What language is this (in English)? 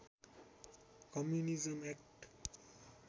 Nepali